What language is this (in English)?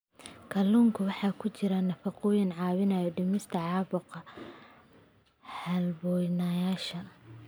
Somali